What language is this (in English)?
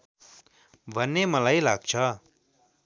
Nepali